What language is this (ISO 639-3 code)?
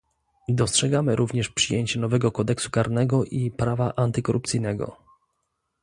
pol